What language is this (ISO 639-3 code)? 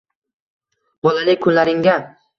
uzb